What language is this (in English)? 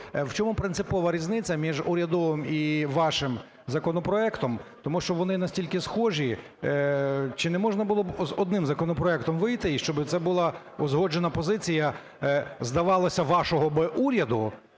Ukrainian